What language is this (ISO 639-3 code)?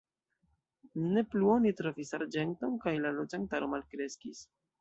epo